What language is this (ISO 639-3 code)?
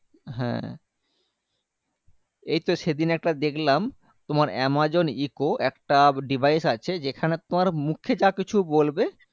ben